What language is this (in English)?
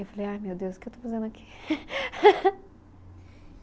Portuguese